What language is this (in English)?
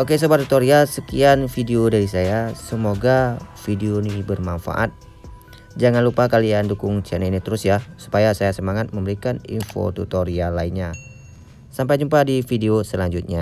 Indonesian